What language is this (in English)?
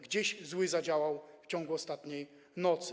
Polish